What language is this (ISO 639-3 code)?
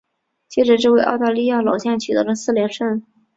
zho